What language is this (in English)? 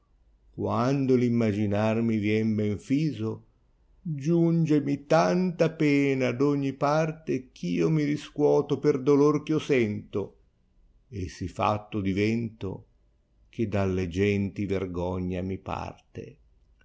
Italian